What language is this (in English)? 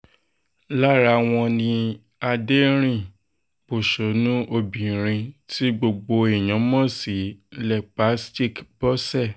Yoruba